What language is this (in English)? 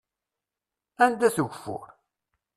Kabyle